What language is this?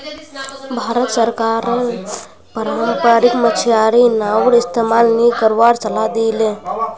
Magahi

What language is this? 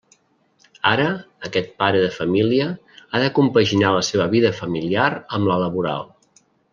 Catalan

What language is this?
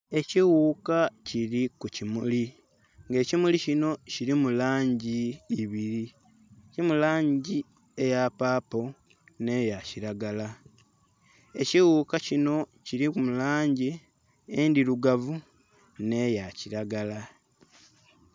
Soga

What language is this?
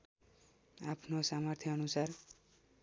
Nepali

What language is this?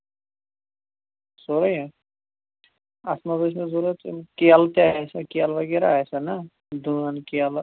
Kashmiri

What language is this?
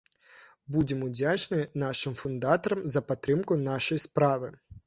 Belarusian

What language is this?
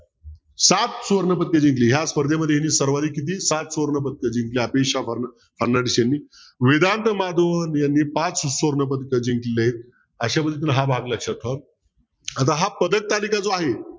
Marathi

